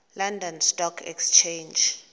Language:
Xhosa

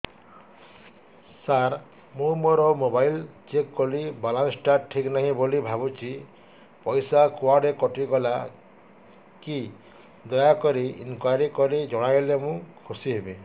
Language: Odia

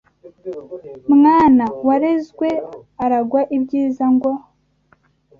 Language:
Kinyarwanda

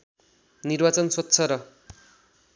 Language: Nepali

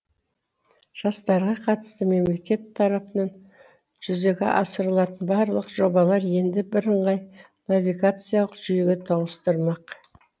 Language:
Kazakh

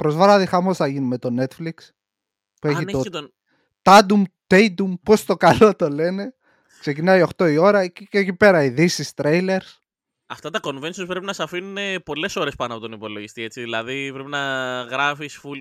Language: Greek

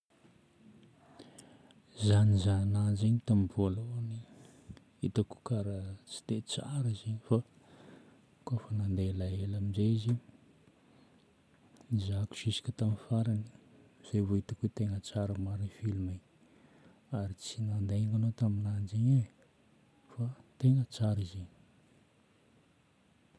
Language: Northern Betsimisaraka Malagasy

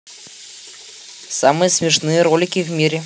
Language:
Russian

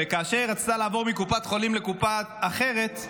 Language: Hebrew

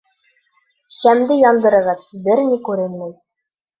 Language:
Bashkir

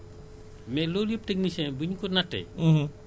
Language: Wolof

